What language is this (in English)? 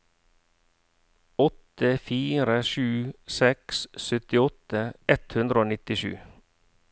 Norwegian